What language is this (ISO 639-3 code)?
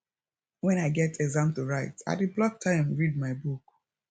pcm